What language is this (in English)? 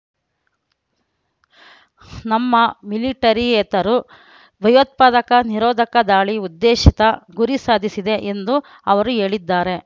Kannada